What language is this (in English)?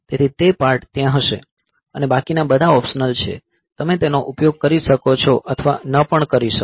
Gujarati